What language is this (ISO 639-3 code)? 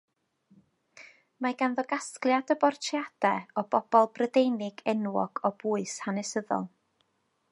cym